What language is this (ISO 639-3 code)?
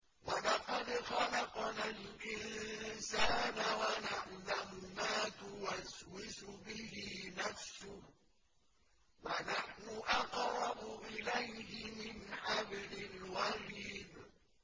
ara